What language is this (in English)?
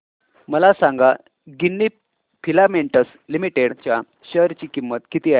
Marathi